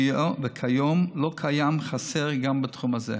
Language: Hebrew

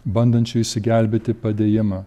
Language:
Lithuanian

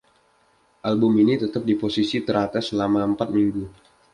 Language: Indonesian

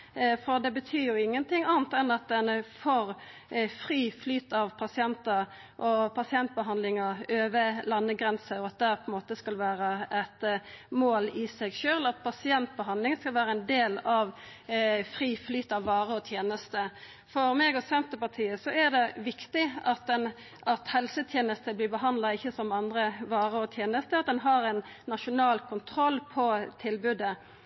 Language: Norwegian Nynorsk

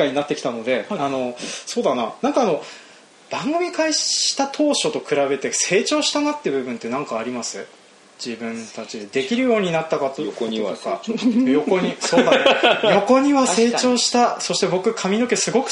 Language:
Japanese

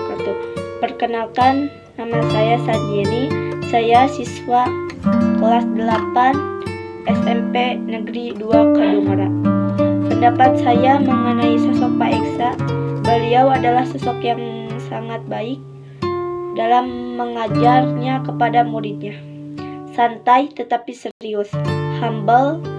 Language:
Indonesian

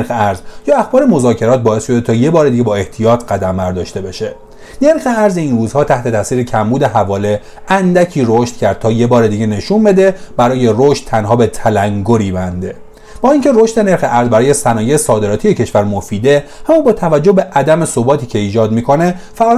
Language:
Persian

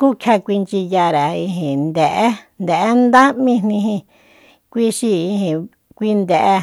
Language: Soyaltepec Mazatec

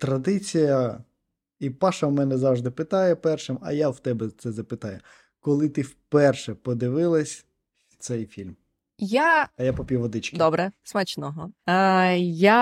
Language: Ukrainian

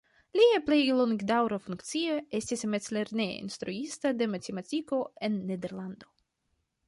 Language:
Esperanto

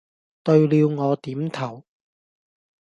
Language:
Cantonese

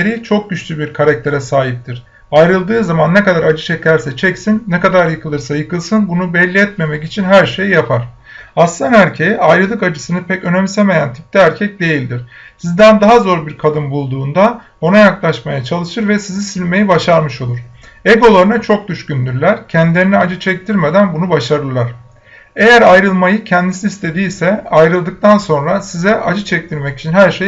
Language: Turkish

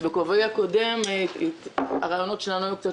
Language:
Hebrew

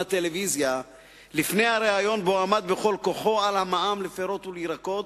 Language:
Hebrew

